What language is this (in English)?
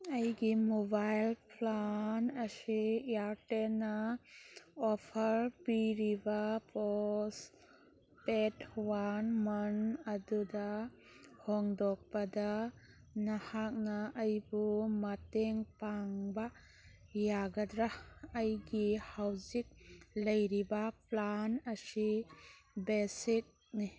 Manipuri